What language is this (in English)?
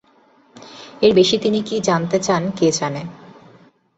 Bangla